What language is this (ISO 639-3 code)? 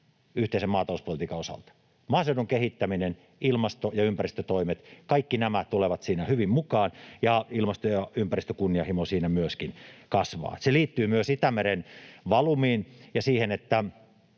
fin